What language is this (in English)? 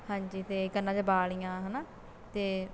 Punjabi